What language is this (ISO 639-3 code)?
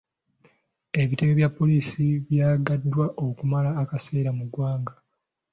lug